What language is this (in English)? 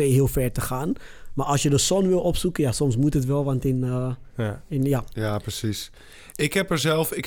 Dutch